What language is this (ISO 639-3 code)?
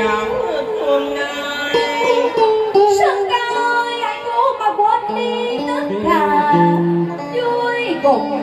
tha